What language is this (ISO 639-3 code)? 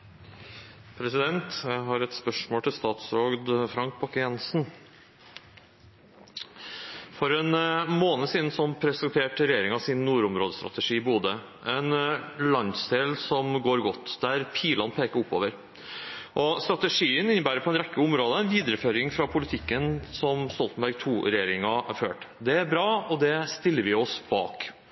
nob